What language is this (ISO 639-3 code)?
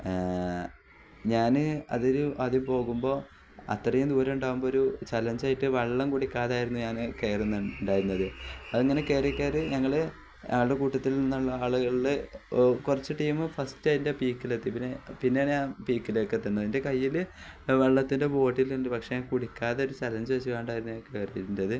mal